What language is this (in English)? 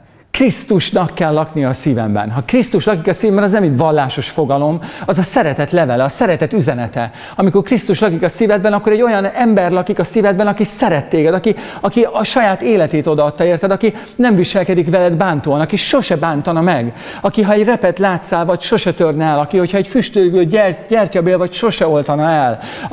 Hungarian